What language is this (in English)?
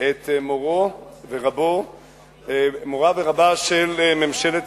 Hebrew